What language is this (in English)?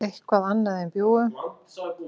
Icelandic